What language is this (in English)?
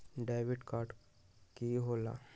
Magahi